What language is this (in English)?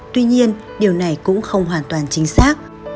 Vietnamese